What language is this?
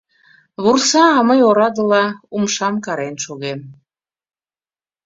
Mari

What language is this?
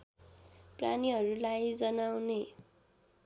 Nepali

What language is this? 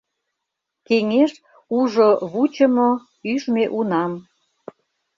Mari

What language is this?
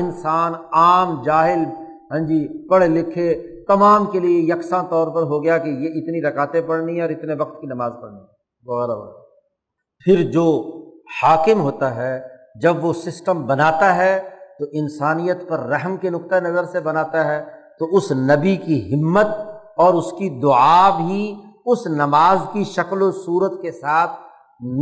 Urdu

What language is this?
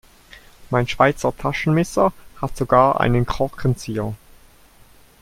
German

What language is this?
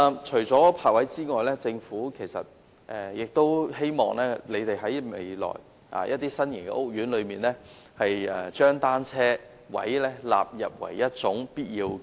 Cantonese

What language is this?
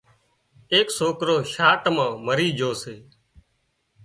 Wadiyara Koli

